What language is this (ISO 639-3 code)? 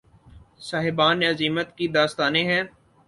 urd